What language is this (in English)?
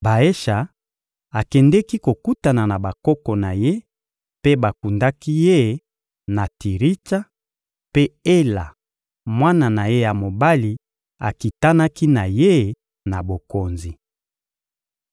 Lingala